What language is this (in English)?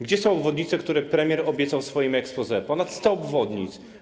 Polish